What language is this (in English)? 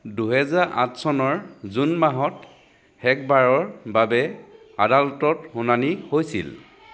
Assamese